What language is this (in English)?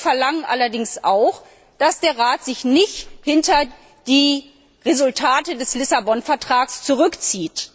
German